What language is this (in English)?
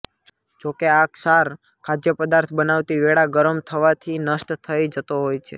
Gujarati